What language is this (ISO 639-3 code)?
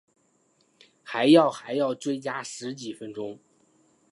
zho